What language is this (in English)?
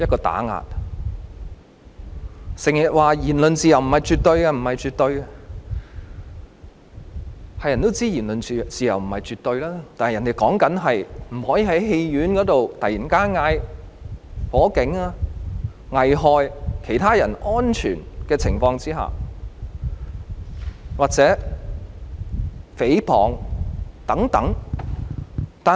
Cantonese